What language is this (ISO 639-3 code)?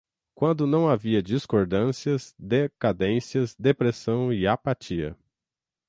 por